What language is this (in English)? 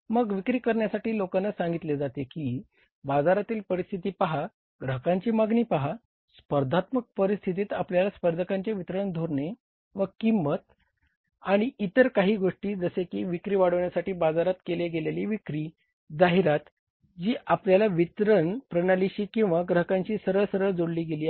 Marathi